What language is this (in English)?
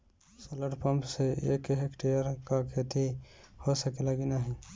Bhojpuri